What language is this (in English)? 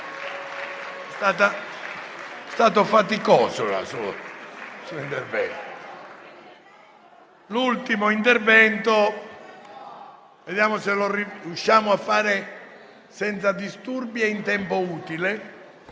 Italian